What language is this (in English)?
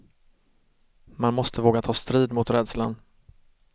Swedish